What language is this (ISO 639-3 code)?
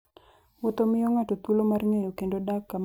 luo